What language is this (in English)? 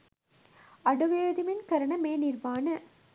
Sinhala